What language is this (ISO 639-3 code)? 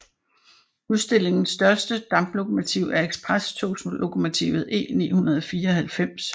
dan